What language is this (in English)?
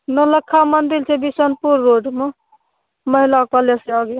Maithili